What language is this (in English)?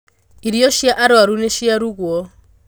Kikuyu